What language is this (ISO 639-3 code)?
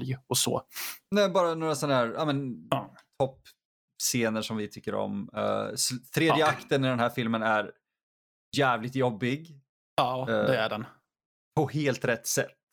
swe